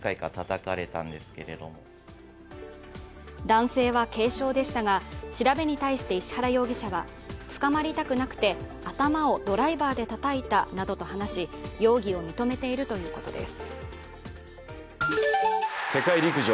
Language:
Japanese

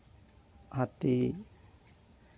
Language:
Santali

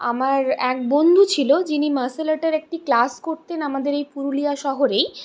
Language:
Bangla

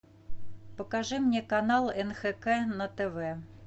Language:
Russian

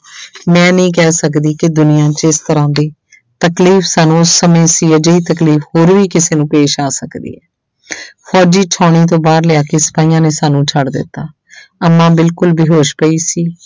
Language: Punjabi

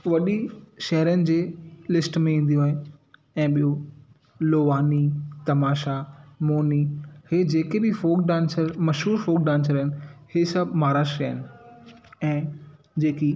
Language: Sindhi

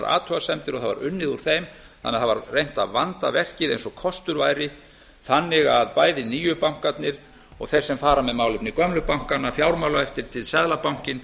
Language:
Icelandic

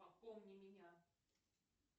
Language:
Russian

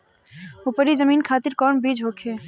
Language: Bhojpuri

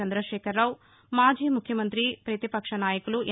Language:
Telugu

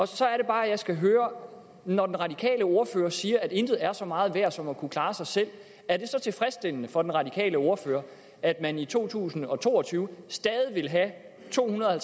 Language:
Danish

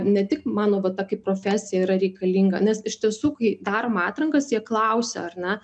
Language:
Lithuanian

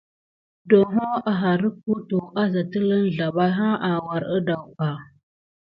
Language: Gidar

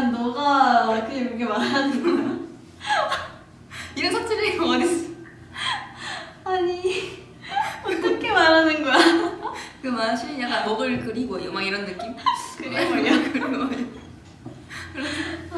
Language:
Korean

